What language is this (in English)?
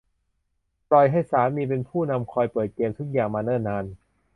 Thai